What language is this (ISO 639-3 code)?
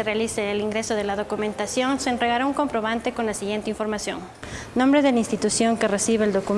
spa